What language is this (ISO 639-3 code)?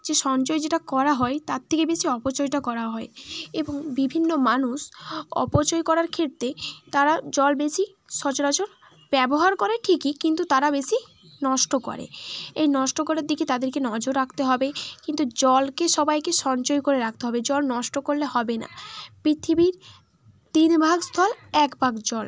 ben